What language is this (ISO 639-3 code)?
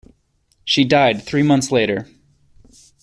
eng